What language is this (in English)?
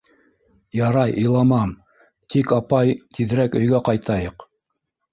Bashkir